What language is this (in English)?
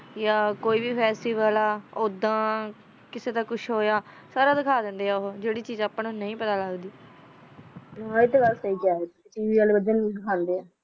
Punjabi